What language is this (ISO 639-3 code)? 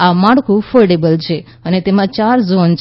guj